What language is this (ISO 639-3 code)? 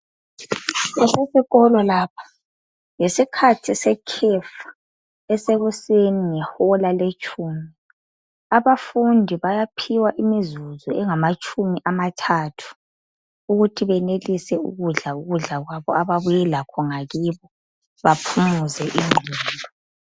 nde